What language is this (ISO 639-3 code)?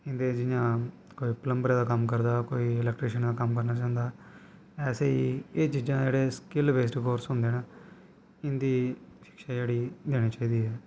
doi